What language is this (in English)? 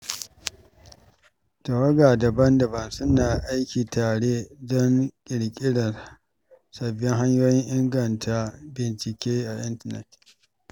Hausa